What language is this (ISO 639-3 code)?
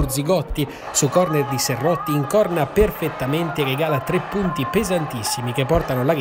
ita